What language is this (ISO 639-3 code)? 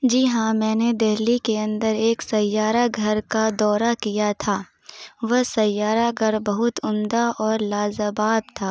urd